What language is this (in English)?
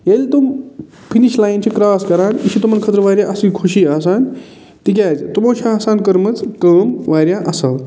Kashmiri